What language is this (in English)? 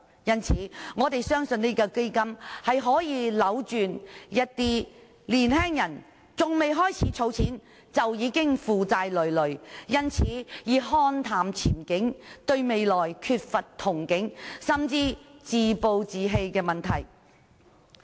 Cantonese